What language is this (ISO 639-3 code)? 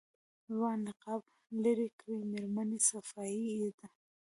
pus